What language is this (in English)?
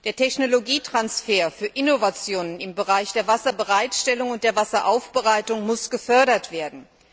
German